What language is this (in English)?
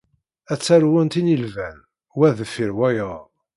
Kabyle